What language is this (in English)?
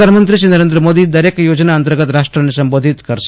Gujarati